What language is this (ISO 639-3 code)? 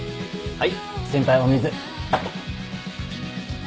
jpn